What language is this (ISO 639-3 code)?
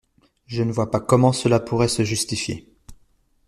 fra